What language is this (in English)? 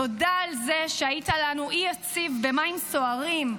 Hebrew